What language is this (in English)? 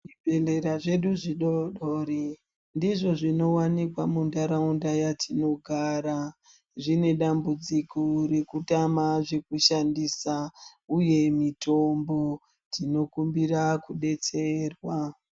Ndau